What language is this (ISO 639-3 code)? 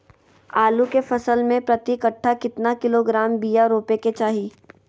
mag